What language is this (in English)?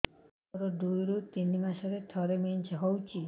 Odia